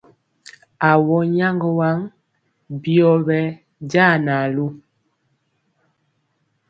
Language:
Mpiemo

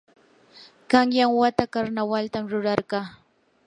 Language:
Yanahuanca Pasco Quechua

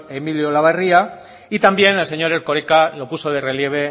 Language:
Spanish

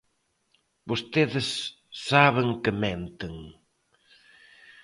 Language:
Galician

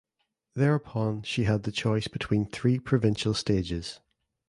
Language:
English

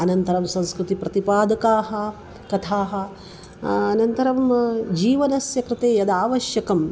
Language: Sanskrit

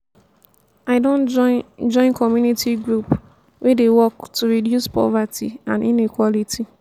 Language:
Nigerian Pidgin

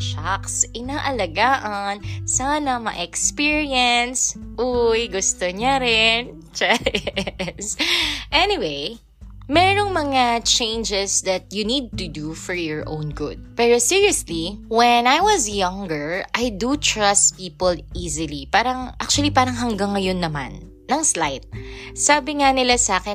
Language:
Filipino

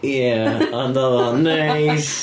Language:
Welsh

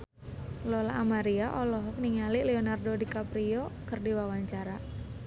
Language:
Sundanese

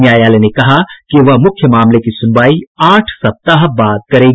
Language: Hindi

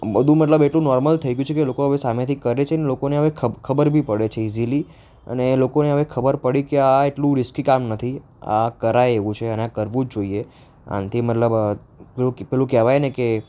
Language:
Gujarati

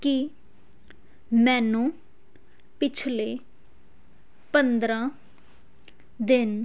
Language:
Punjabi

